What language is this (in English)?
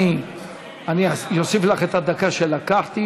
Hebrew